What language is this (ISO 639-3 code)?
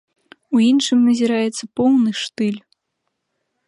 bel